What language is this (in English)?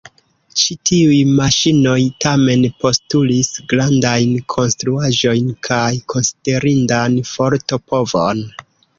Esperanto